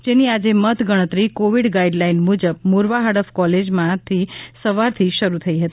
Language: Gujarati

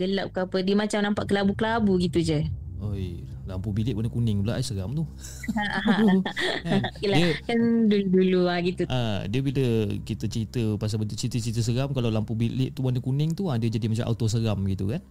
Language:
Malay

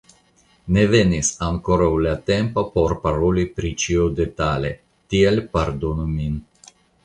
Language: Esperanto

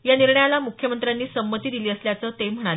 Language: Marathi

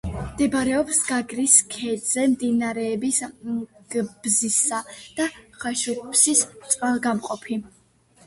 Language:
Georgian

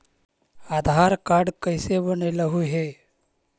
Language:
Magahi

